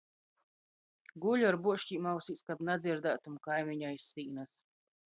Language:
Latgalian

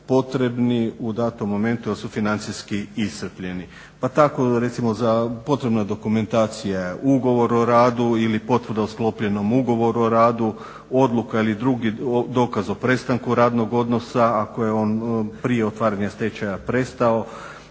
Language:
Croatian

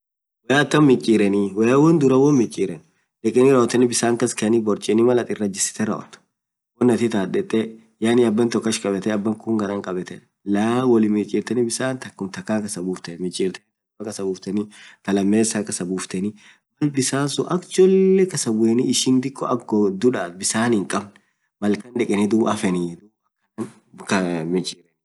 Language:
Orma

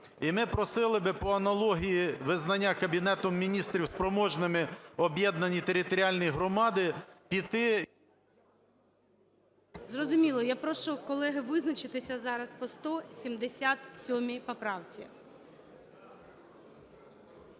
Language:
Ukrainian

